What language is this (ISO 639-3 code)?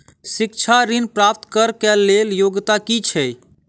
mai